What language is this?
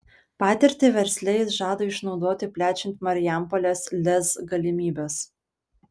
Lithuanian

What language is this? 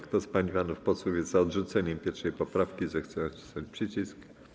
Polish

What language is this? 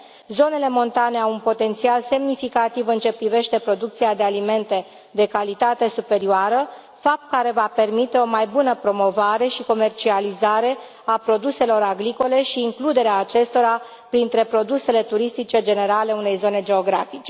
Romanian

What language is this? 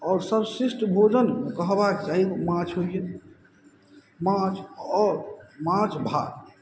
Maithili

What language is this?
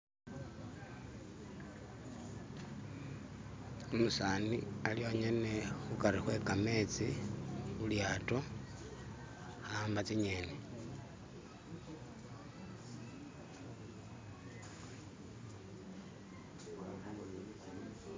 Masaaba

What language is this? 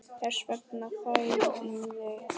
Icelandic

